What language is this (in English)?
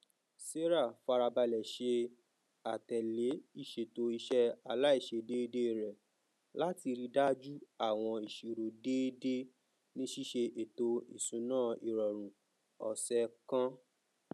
Yoruba